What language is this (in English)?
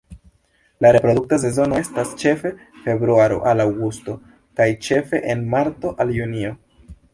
Esperanto